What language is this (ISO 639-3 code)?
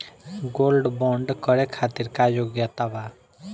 bho